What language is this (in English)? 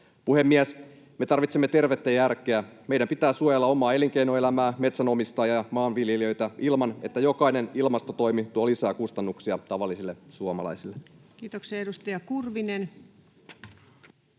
Finnish